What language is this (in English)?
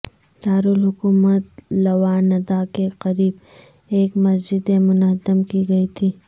Urdu